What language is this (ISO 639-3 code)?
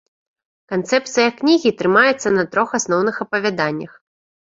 bel